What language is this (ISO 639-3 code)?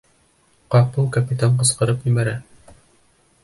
bak